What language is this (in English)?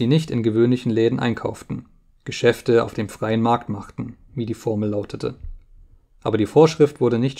German